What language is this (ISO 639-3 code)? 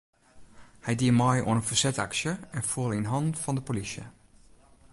fry